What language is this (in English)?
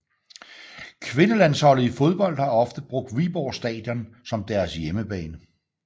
Danish